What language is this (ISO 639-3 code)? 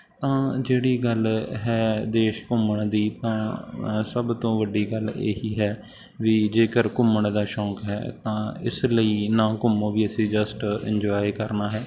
pan